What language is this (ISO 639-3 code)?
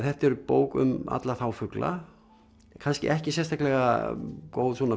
isl